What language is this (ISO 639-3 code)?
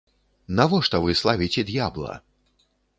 bel